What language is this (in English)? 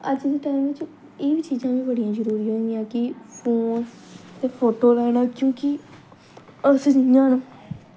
Dogri